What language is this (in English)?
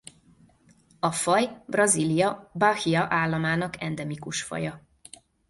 Hungarian